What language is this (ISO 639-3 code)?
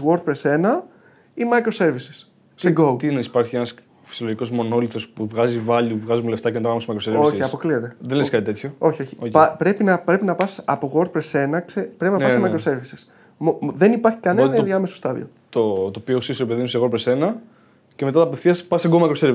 ell